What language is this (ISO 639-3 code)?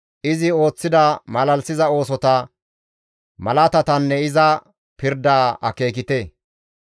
gmv